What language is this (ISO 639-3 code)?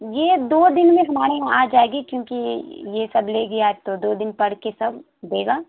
urd